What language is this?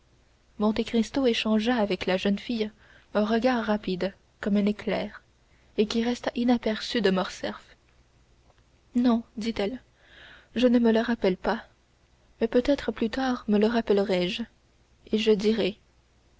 French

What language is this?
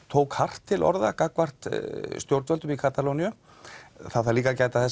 Icelandic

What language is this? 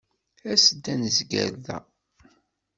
Kabyle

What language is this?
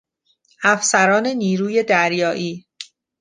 Persian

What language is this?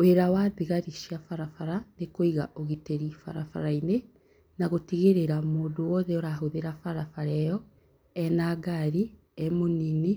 Kikuyu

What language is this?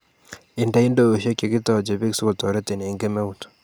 Kalenjin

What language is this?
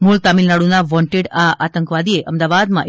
Gujarati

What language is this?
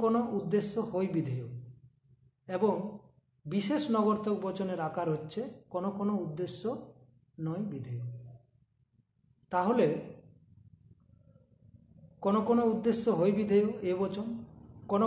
Hindi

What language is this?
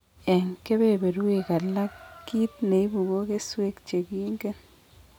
Kalenjin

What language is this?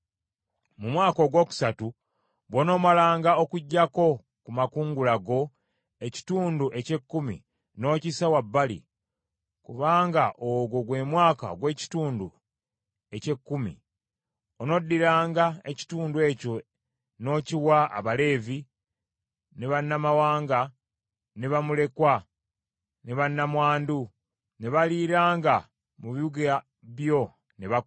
Ganda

